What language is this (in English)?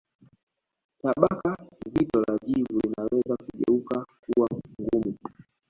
Swahili